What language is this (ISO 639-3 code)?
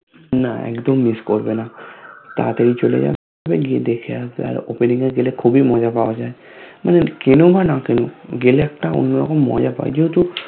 ben